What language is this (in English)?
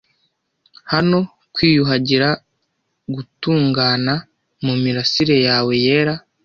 Kinyarwanda